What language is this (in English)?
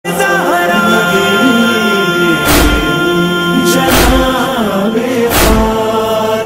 Arabic